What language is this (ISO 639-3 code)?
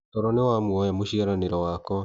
kik